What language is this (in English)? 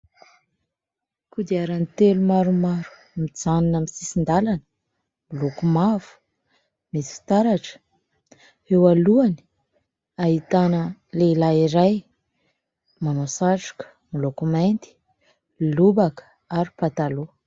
Malagasy